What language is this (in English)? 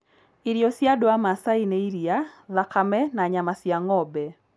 Kikuyu